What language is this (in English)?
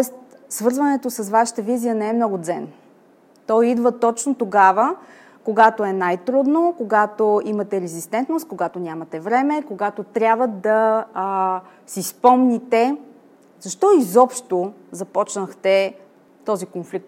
Bulgarian